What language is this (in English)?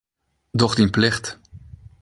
Western Frisian